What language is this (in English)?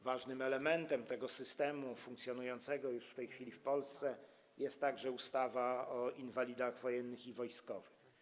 Polish